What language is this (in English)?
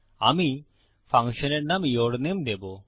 Bangla